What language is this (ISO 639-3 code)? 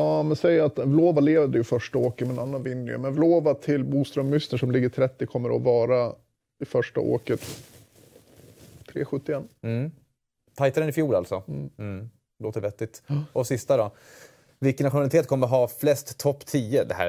swe